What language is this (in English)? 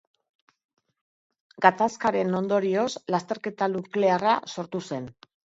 Basque